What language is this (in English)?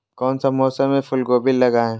Magahi